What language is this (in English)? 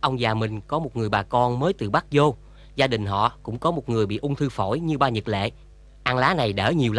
Vietnamese